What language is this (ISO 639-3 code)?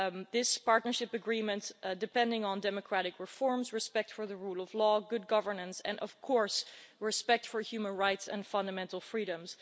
eng